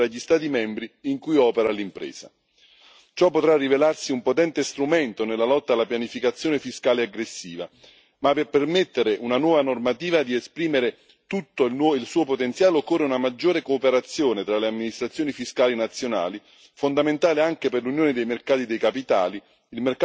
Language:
Italian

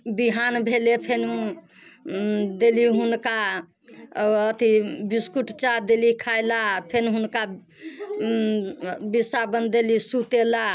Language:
Maithili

